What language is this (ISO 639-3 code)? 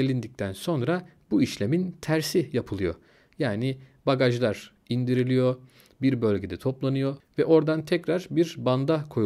tur